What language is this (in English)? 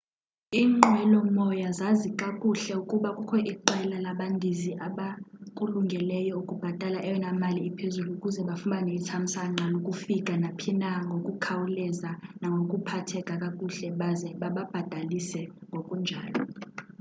Xhosa